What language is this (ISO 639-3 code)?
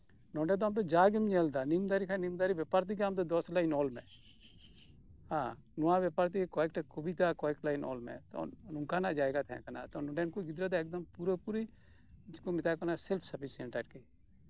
sat